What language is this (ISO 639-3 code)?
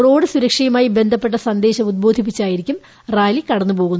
mal